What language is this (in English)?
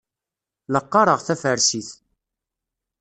Kabyle